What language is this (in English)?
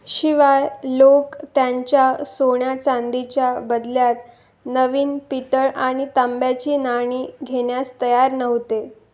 Marathi